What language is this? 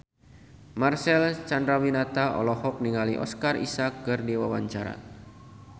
Sundanese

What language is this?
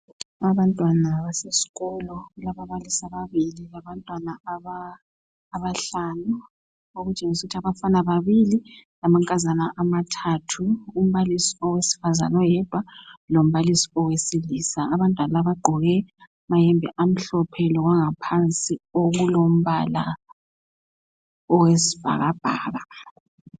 North Ndebele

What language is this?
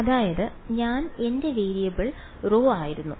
Malayalam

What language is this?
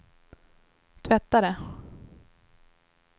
Swedish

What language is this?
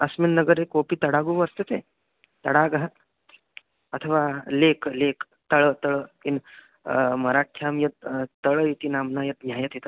Sanskrit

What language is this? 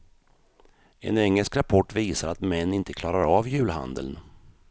Swedish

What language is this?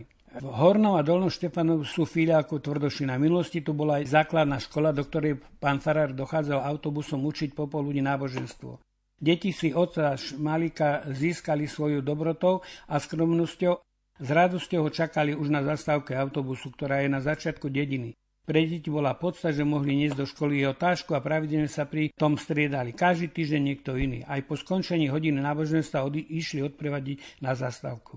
Slovak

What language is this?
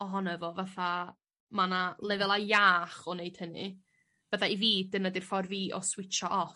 Welsh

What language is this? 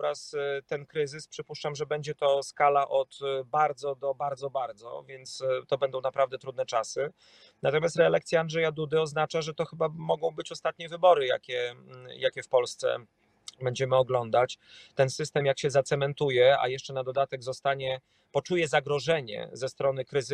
Polish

